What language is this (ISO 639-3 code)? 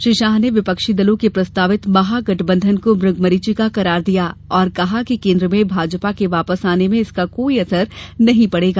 hin